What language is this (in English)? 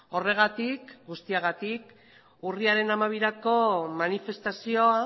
Basque